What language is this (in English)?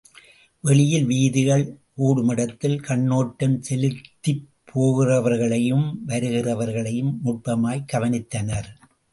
Tamil